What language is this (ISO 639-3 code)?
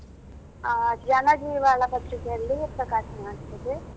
kan